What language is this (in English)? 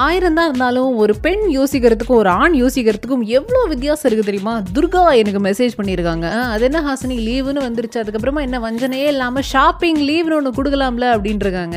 Tamil